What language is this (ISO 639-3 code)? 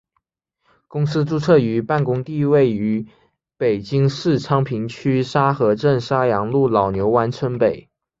zho